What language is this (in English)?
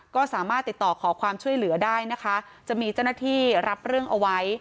Thai